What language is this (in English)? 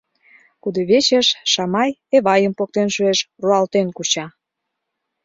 Mari